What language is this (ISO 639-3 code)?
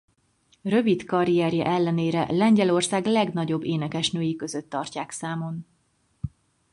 hun